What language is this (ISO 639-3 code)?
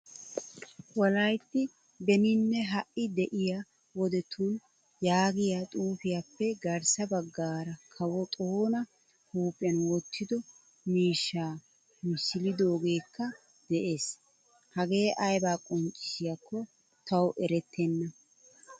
wal